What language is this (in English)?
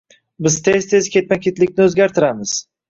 Uzbek